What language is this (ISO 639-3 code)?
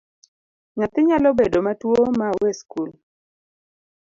luo